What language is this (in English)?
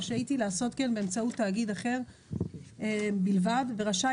Hebrew